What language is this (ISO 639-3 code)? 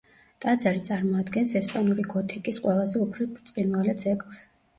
kat